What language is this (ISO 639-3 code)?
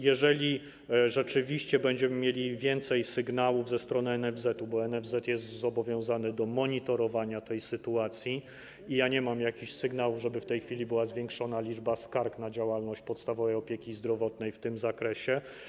pol